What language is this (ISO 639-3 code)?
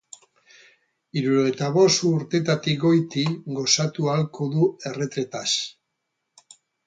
eus